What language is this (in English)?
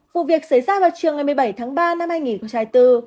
Vietnamese